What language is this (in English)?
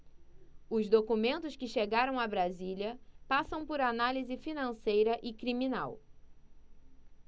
Portuguese